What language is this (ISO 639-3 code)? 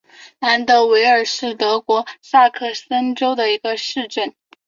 zho